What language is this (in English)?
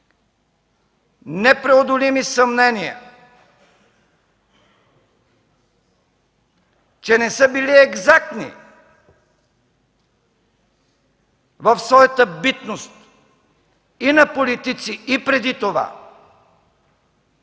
Bulgarian